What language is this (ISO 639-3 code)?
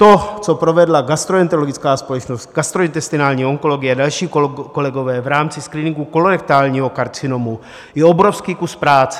ces